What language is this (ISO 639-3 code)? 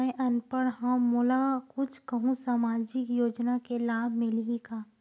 hne